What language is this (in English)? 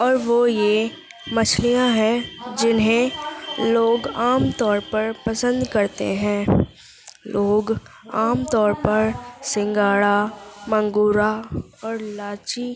Urdu